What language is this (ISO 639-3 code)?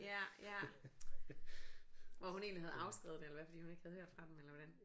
dan